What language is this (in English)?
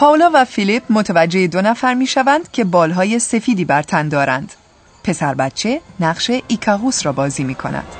Persian